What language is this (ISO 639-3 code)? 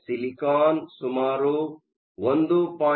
kan